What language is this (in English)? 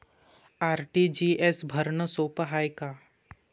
Marathi